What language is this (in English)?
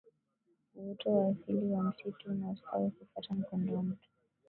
Swahili